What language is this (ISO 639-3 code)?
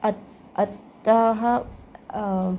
san